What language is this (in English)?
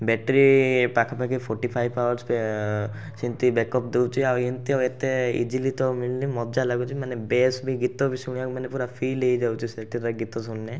Odia